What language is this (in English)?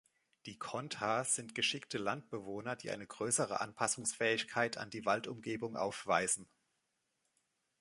German